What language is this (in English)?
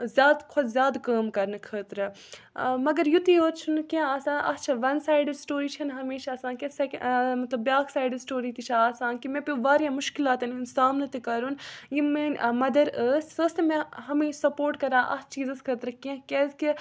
Kashmiri